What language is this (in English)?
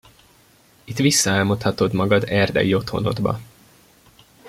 Hungarian